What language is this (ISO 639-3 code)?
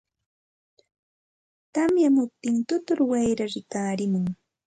qxt